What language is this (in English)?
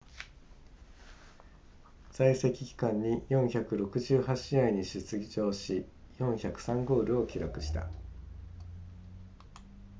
Japanese